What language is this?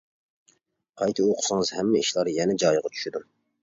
Uyghur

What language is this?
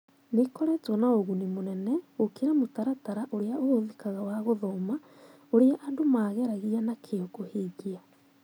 Kikuyu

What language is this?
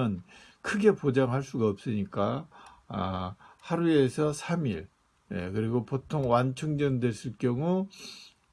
Korean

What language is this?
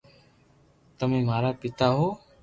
Loarki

